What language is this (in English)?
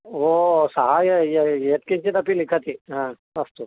Sanskrit